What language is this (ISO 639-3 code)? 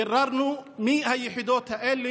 heb